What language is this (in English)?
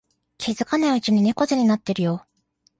Japanese